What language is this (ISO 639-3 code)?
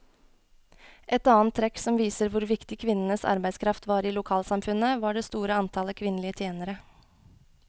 nor